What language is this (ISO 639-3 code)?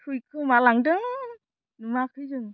brx